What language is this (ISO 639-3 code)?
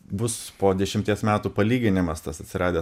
lit